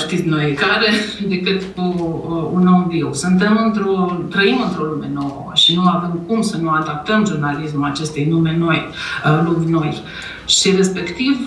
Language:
Romanian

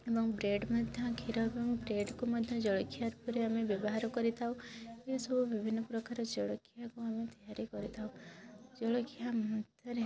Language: Odia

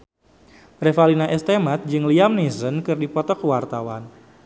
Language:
Sundanese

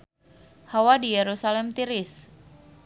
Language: Sundanese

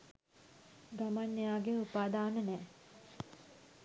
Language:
Sinhala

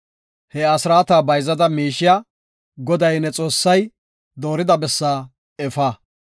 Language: Gofa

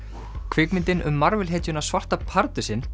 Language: Icelandic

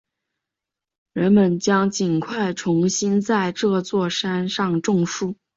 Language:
Chinese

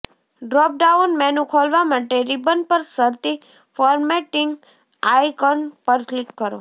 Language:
Gujarati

